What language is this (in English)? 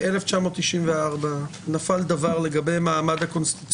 Hebrew